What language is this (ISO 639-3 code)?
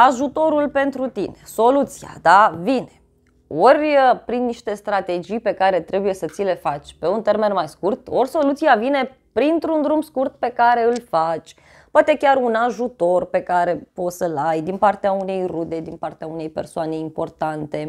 ron